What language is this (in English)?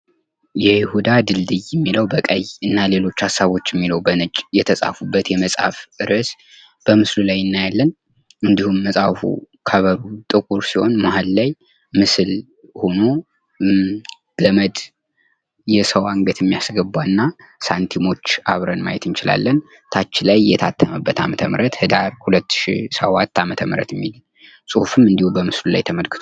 Amharic